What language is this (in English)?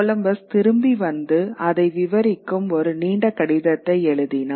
Tamil